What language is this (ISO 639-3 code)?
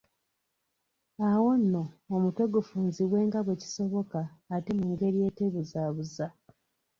lug